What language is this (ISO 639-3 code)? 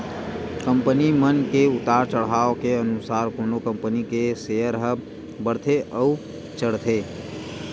hne